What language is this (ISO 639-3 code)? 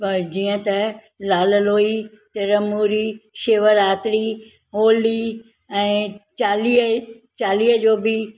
snd